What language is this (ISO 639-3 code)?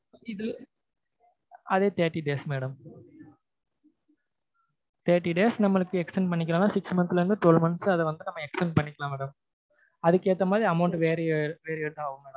tam